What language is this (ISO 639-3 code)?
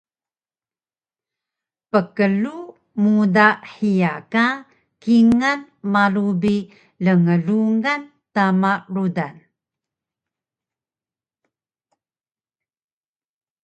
trv